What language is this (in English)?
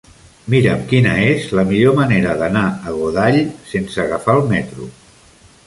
Catalan